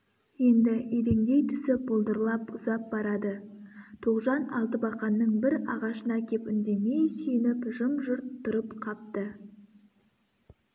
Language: Kazakh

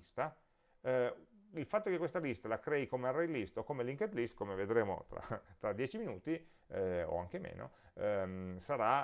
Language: Italian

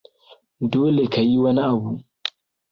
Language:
Hausa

